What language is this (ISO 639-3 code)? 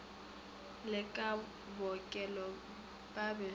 nso